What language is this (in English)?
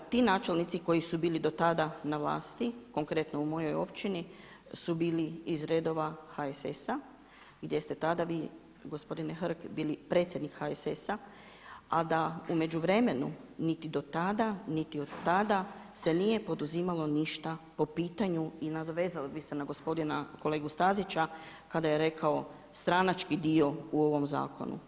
Croatian